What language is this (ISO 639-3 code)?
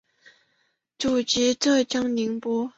zho